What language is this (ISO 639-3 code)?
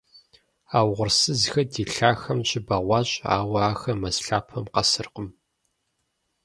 kbd